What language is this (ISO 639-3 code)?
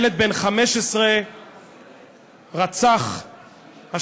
heb